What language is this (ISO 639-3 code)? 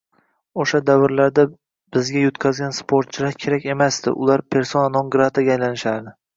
uzb